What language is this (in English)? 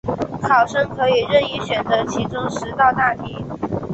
Chinese